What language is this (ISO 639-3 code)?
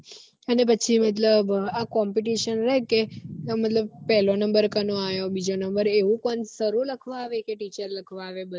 guj